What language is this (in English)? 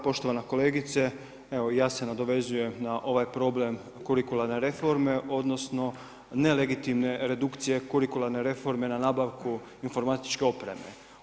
Croatian